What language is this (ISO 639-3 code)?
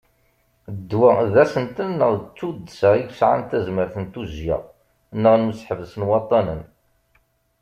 kab